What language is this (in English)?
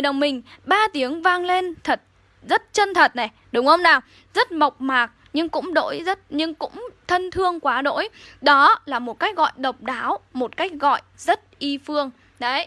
Vietnamese